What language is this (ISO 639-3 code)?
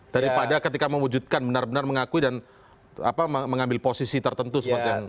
ind